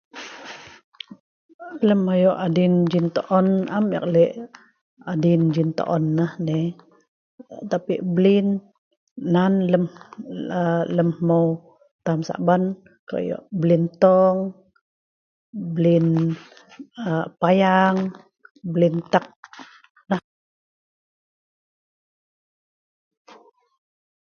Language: Sa'ban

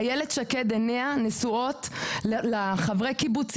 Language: Hebrew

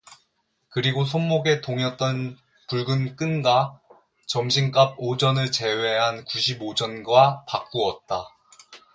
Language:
Korean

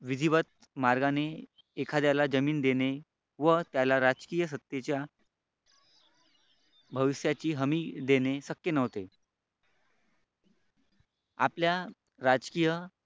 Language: Marathi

